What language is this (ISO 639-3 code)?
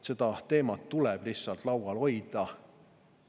est